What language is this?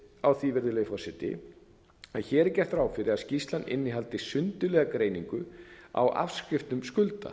Icelandic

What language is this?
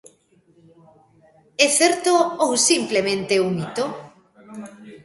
Galician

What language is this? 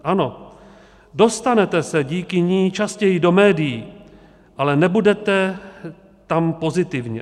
Czech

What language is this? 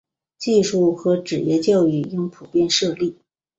Chinese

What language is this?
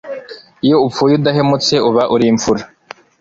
Kinyarwanda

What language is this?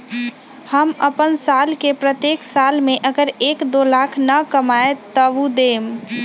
Magahi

